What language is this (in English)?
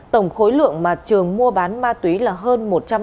Vietnamese